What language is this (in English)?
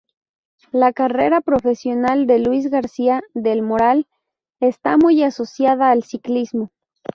Spanish